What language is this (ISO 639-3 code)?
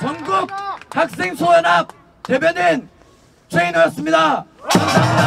kor